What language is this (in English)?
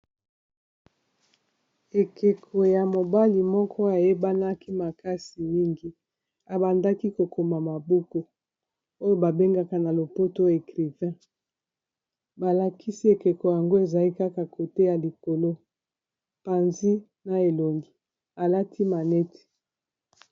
Lingala